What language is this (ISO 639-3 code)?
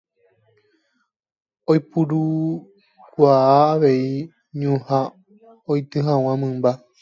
grn